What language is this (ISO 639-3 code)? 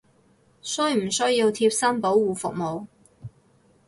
yue